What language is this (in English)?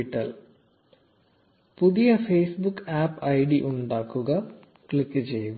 Malayalam